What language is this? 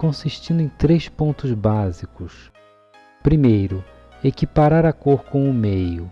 Portuguese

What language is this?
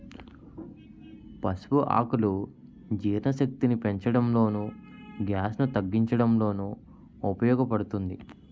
Telugu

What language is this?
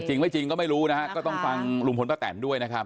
Thai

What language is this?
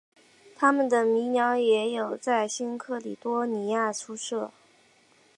Chinese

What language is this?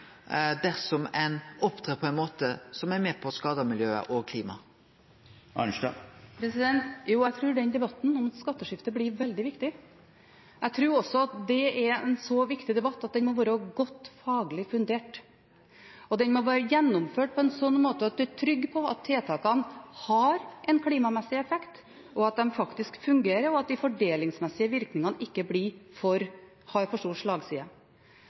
Norwegian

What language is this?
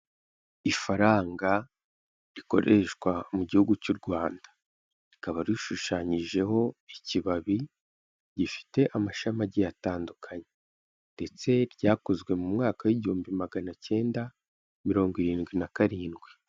Kinyarwanda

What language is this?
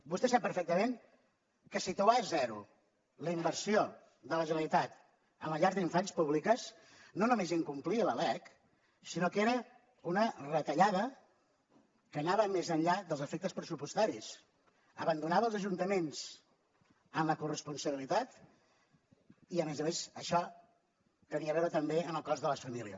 Catalan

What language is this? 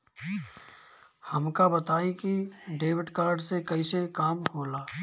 Bhojpuri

